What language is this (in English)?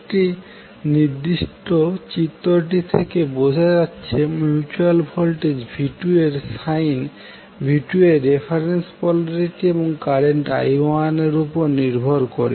Bangla